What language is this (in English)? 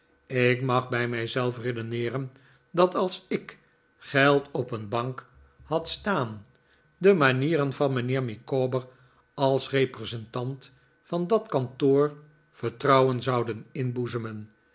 Dutch